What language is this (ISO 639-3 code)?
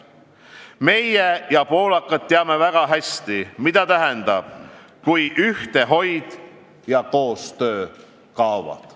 est